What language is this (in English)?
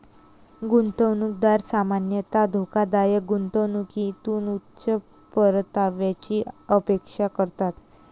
Marathi